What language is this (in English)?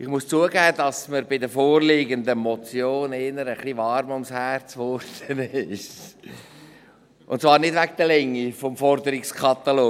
Swiss German